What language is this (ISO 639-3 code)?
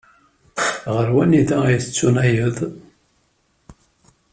kab